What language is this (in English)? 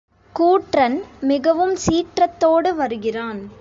Tamil